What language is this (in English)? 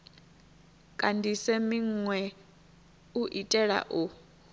Venda